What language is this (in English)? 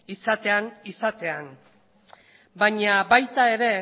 Basque